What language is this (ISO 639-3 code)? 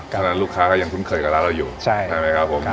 tha